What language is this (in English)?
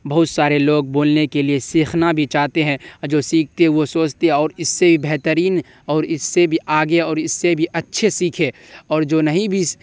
Urdu